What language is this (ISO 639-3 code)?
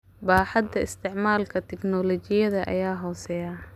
som